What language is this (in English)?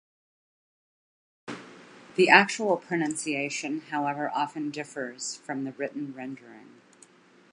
English